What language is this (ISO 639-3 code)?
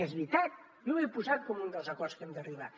cat